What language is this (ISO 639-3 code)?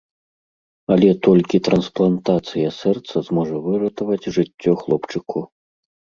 bel